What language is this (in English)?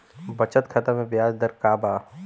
Bhojpuri